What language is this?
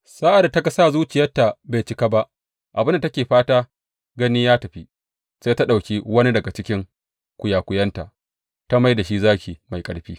Hausa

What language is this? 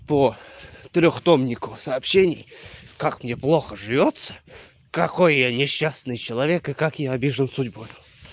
Russian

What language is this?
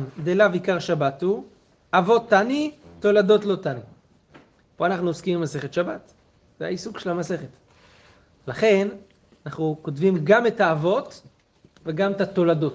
Hebrew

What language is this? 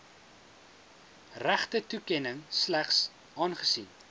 Afrikaans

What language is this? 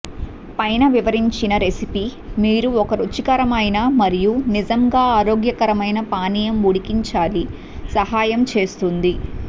Telugu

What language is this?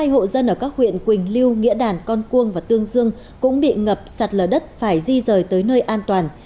Vietnamese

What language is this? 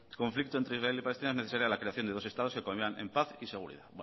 Spanish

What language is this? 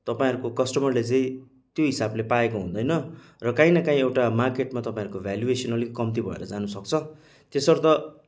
Nepali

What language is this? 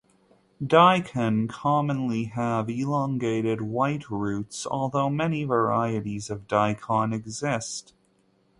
English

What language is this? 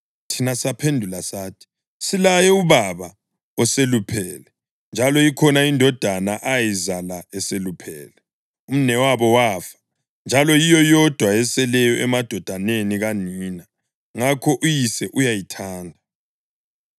North Ndebele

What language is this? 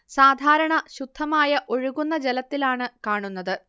Malayalam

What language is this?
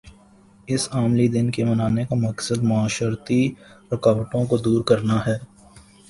Urdu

